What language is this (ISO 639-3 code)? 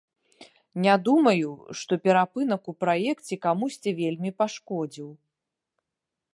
bel